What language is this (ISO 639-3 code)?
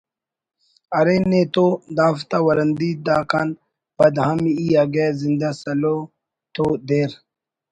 brh